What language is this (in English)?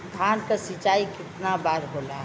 Bhojpuri